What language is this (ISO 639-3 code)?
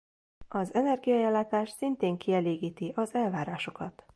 hun